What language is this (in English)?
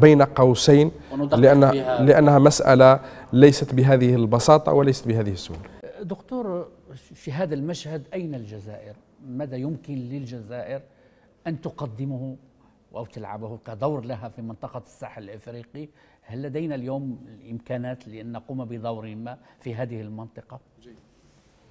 Arabic